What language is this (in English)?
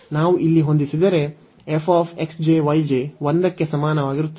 Kannada